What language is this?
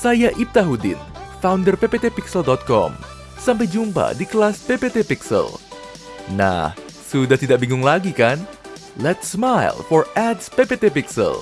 Indonesian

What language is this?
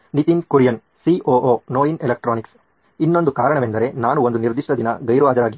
Kannada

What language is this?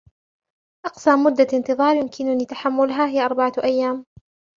Arabic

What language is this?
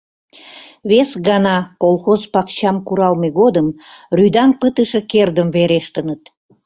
Mari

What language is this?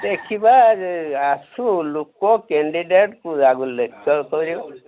Odia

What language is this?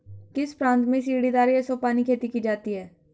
Hindi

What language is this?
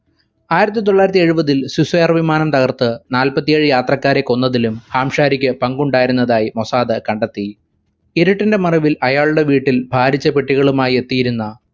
Malayalam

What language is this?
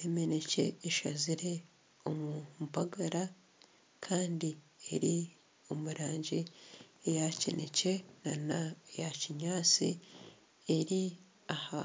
Nyankole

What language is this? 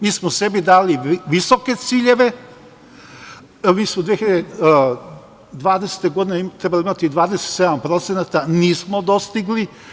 Serbian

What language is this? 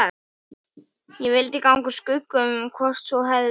Icelandic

